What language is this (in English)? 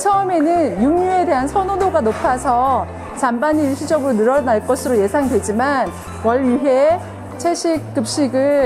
Korean